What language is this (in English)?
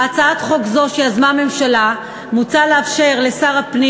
Hebrew